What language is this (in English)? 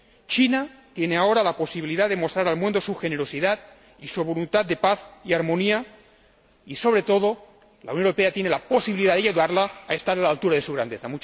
Spanish